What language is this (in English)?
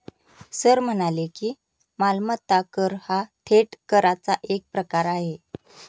Marathi